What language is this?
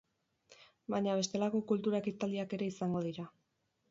Basque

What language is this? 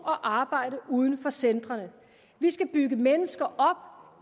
Danish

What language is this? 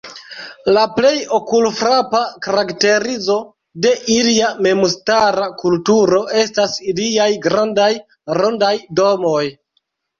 Esperanto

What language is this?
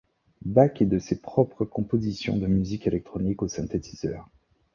French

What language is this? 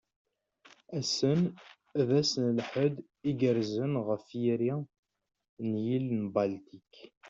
Kabyle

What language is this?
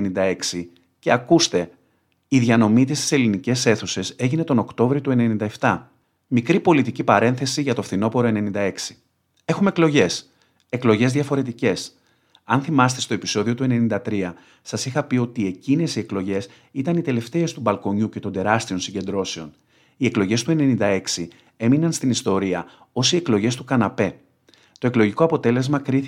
Greek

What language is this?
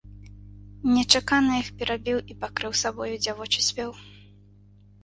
Belarusian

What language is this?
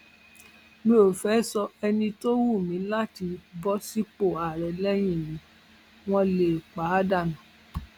Yoruba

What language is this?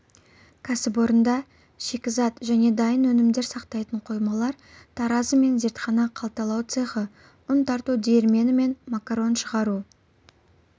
Kazakh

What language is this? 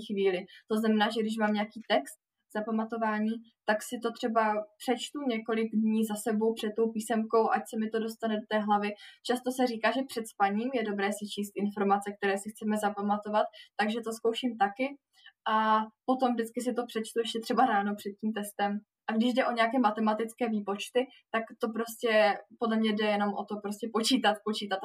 Czech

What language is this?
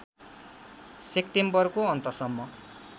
Nepali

